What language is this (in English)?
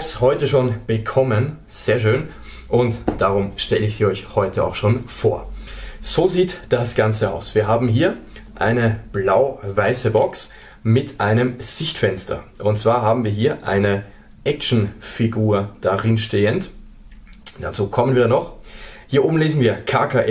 German